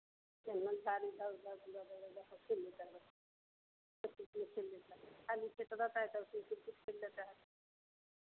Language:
Hindi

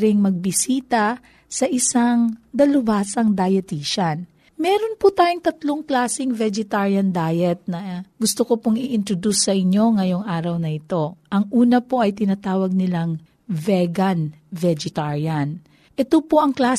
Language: Filipino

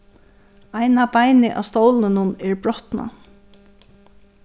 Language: Faroese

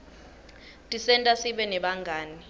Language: Swati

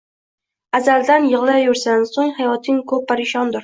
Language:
Uzbek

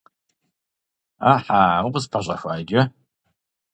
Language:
Kabardian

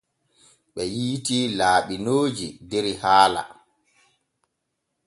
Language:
Borgu Fulfulde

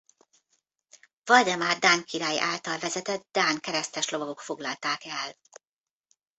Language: Hungarian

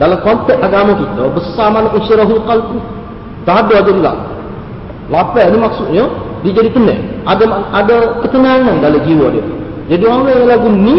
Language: Malay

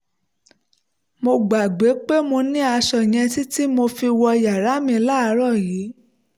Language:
Yoruba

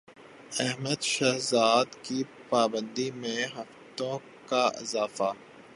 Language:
Urdu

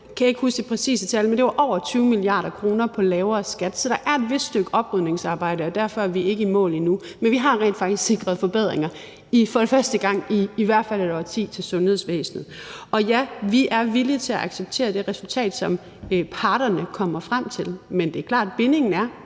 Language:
Danish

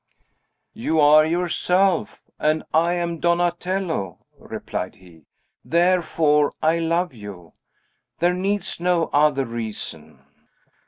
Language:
English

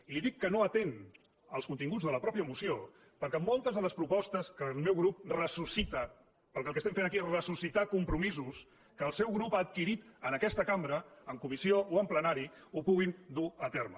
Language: Catalan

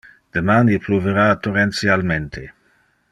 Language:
Interlingua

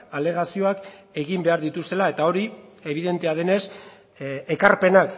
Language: Basque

